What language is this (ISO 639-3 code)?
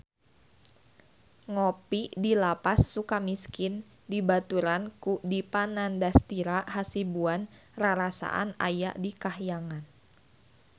sun